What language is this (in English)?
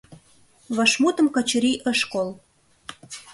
Mari